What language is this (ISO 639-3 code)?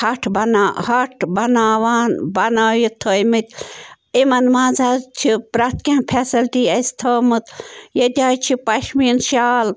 kas